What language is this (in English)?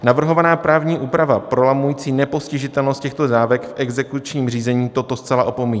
Czech